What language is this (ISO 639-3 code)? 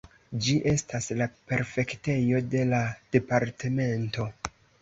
epo